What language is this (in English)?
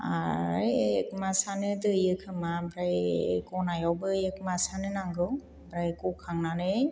Bodo